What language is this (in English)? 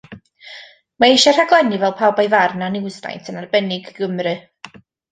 Welsh